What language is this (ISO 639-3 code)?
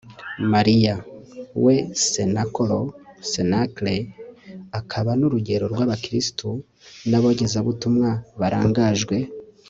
kin